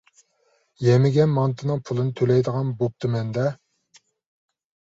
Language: Uyghur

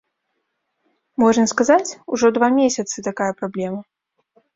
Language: Belarusian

